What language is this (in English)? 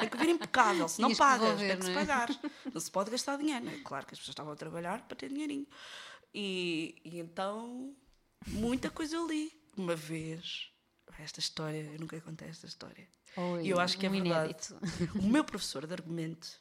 Portuguese